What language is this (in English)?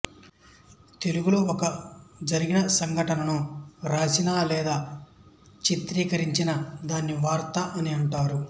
Telugu